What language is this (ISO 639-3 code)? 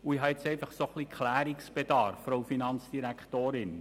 gsw